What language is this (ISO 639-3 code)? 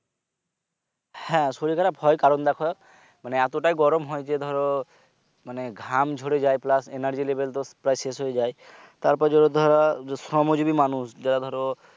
ben